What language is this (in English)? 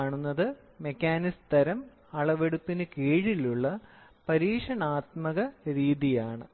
Malayalam